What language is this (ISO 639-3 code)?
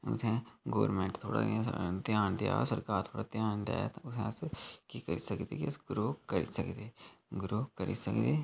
doi